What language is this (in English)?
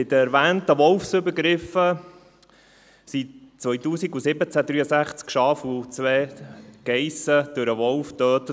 Swiss German